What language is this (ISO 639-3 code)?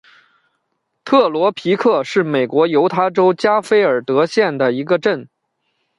zho